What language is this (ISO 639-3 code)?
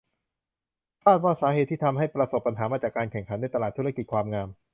tha